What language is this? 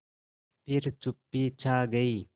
Hindi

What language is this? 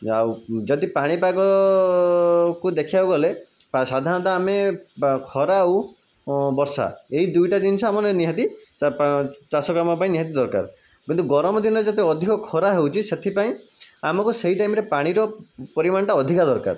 Odia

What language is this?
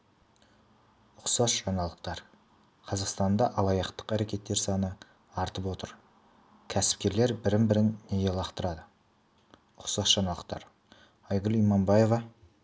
Kazakh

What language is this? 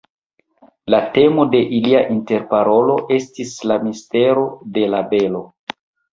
Esperanto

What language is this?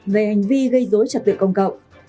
Vietnamese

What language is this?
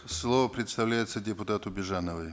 Kazakh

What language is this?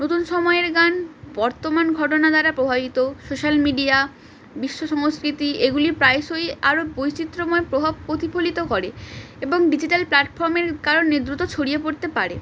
Bangla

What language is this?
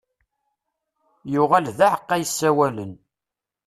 Kabyle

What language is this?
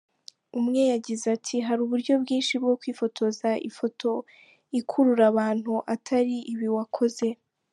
Kinyarwanda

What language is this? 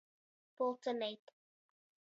Latgalian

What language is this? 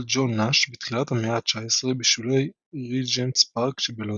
Hebrew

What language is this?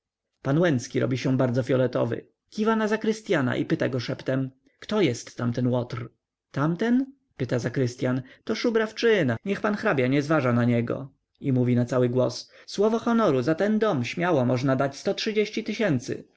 Polish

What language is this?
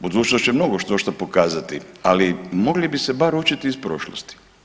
Croatian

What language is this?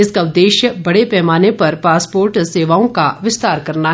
Hindi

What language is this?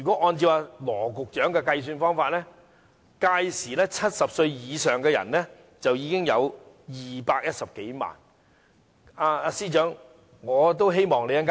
Cantonese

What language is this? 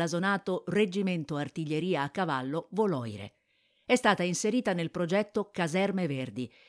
Italian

